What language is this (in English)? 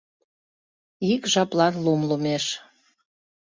Mari